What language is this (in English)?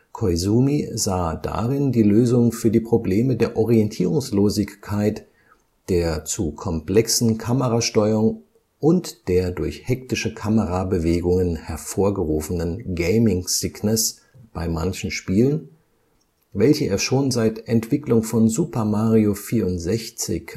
German